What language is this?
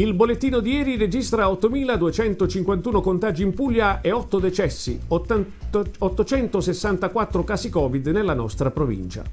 Italian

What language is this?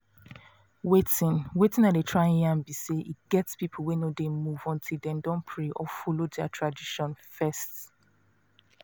Nigerian Pidgin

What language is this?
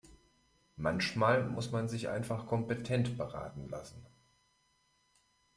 German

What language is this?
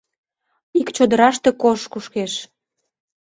Mari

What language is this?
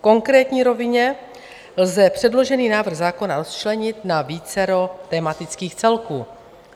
Czech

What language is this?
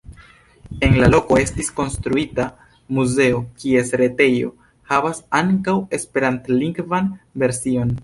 Esperanto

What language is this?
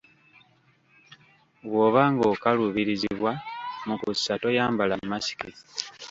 Ganda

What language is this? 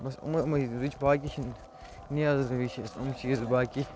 Kashmiri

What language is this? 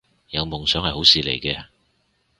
Cantonese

